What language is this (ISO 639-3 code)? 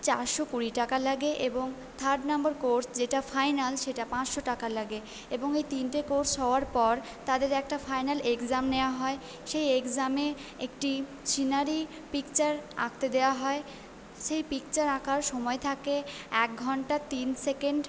ben